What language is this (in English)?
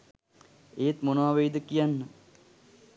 Sinhala